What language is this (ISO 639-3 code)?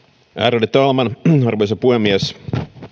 fin